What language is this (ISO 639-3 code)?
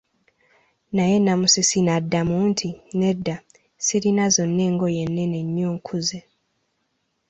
lug